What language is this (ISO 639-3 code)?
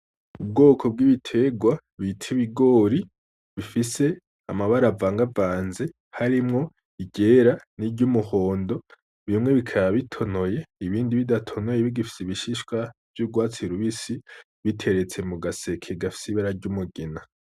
run